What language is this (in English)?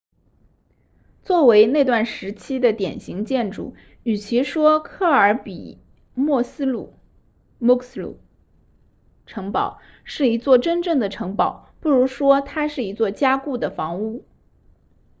Chinese